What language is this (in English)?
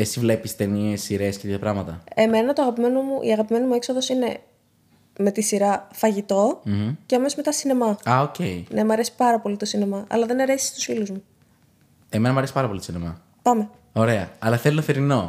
Greek